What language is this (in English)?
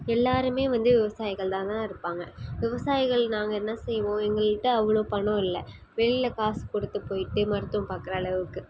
Tamil